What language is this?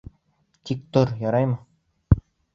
Bashkir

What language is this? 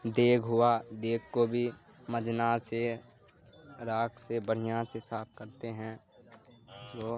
Urdu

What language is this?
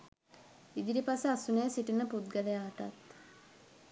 Sinhala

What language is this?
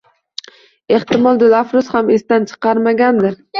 Uzbek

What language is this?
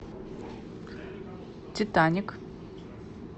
Russian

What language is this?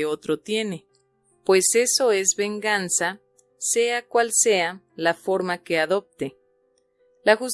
Spanish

